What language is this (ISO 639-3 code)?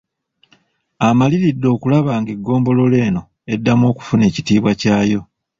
lug